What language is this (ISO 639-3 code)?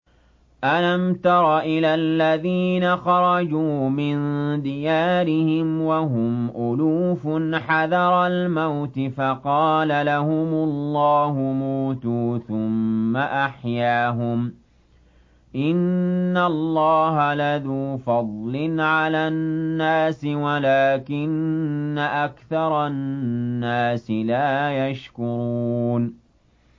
ara